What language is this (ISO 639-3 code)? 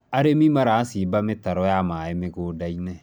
kik